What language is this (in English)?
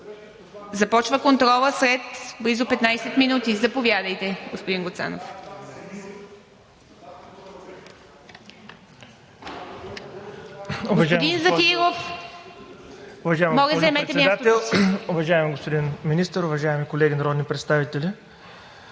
Bulgarian